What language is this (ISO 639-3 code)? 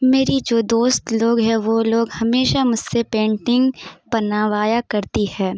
urd